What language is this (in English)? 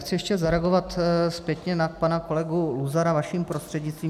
Czech